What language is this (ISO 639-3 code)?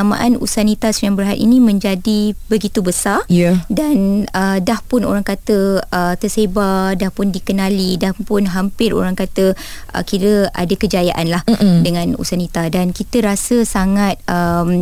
msa